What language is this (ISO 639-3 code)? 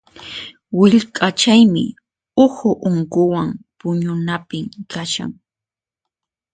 qxp